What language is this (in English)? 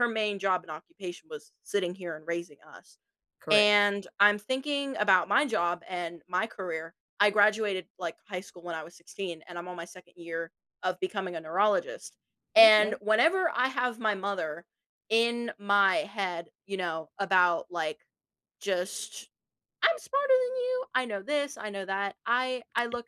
English